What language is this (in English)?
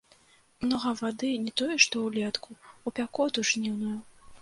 Belarusian